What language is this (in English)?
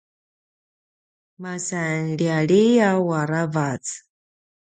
Paiwan